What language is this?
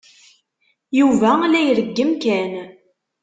Kabyle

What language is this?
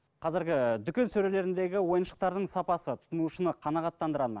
Kazakh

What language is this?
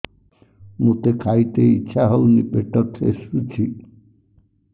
Odia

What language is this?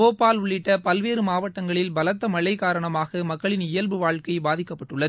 Tamil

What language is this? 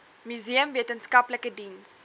Afrikaans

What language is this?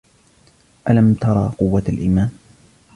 Arabic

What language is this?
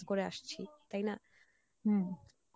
Bangla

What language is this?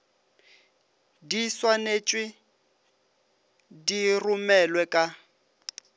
Northern Sotho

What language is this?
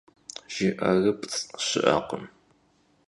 Kabardian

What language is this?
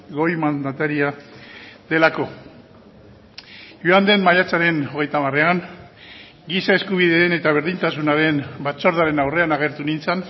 Basque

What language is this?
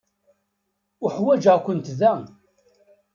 Kabyle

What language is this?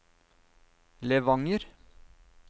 Norwegian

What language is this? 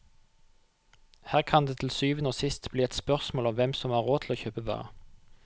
Norwegian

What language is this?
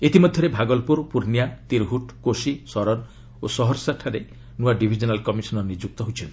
Odia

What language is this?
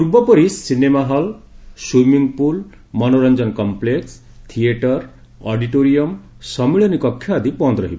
Odia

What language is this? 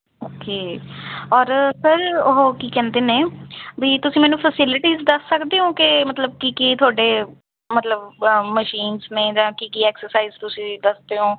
Punjabi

